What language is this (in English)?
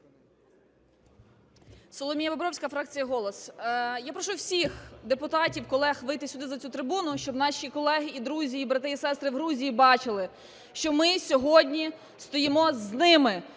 Ukrainian